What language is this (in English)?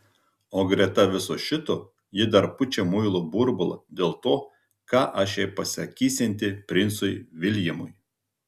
Lithuanian